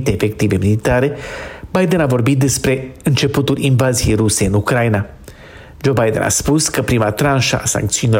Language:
Romanian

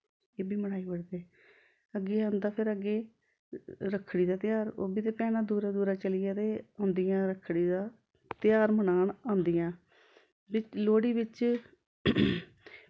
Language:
Dogri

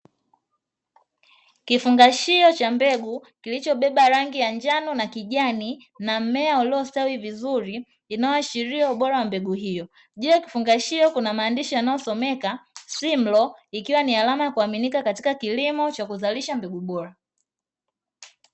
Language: Swahili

